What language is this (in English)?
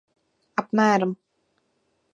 Latvian